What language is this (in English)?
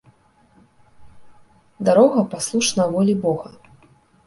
Belarusian